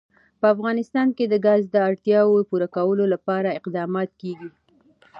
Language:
Pashto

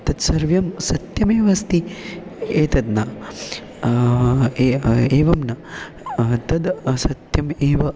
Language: Sanskrit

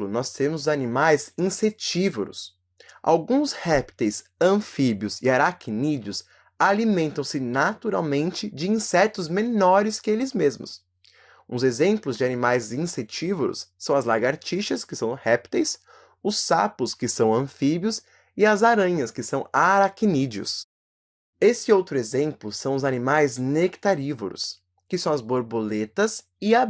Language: Portuguese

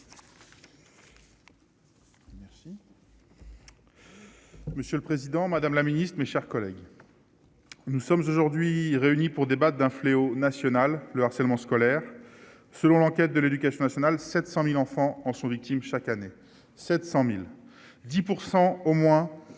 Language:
French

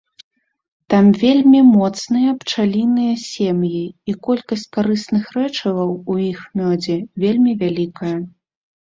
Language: Belarusian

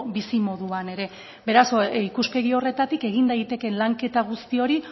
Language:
Basque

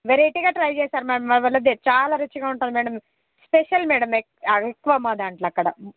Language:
Telugu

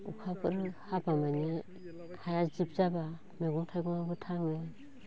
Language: Bodo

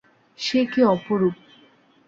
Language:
Bangla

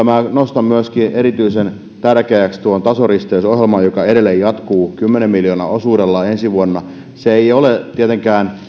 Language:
Finnish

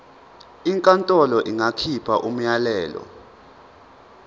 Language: Zulu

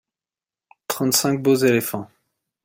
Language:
French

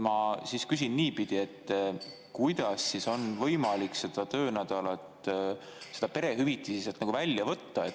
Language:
Estonian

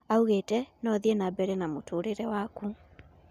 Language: Kikuyu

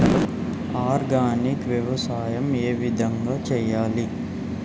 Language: Telugu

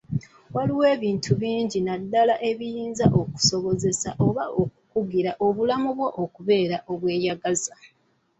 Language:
Ganda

